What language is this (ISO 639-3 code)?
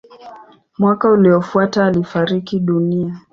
swa